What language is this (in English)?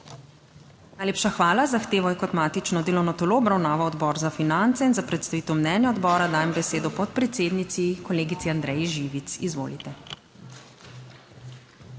Slovenian